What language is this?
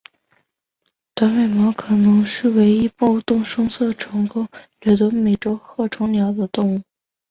Chinese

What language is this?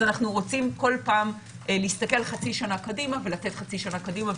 Hebrew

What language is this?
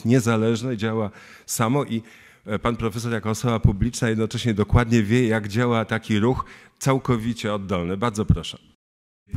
Polish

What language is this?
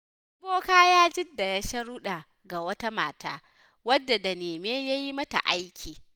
Hausa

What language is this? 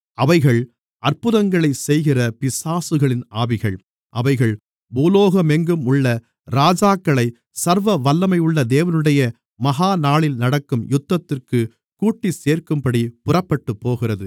Tamil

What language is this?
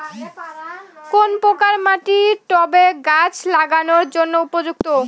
Bangla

